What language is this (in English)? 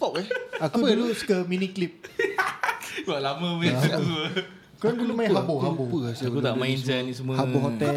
Malay